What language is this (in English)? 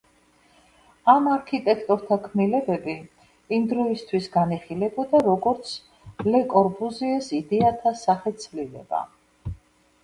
Georgian